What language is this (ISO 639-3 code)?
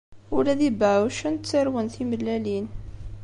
kab